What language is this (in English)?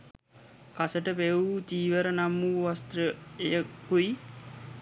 Sinhala